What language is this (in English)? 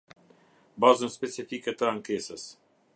Albanian